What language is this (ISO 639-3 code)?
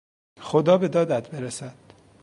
fas